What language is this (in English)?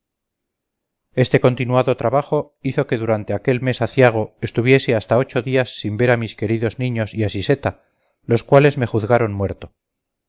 Spanish